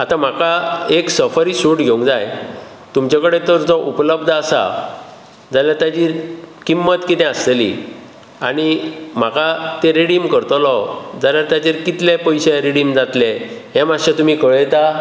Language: Konkani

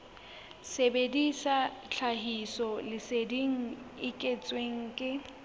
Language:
Southern Sotho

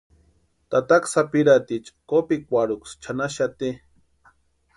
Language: Western Highland Purepecha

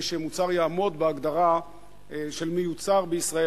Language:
Hebrew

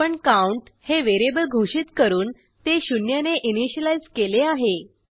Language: Marathi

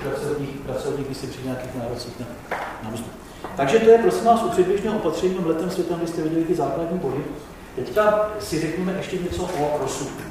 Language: Czech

